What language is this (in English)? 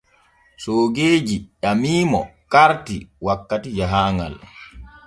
Borgu Fulfulde